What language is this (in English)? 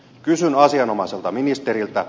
Finnish